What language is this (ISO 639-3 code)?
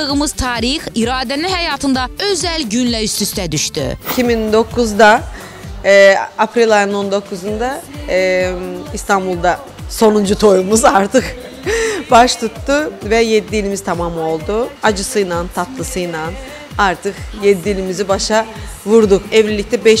tur